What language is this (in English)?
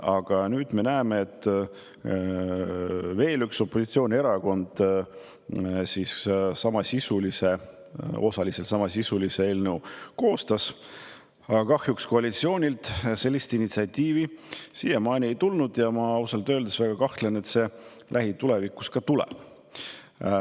Estonian